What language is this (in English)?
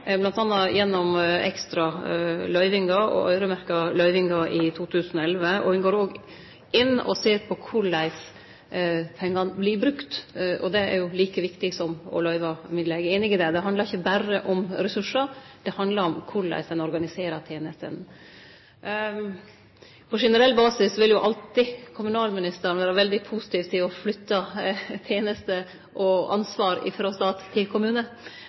Norwegian Nynorsk